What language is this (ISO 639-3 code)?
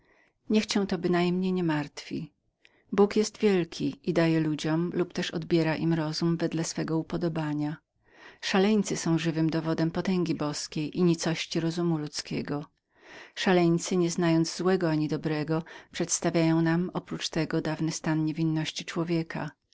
pol